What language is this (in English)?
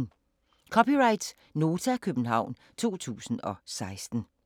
Danish